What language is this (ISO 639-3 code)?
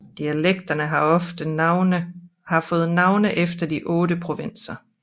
dan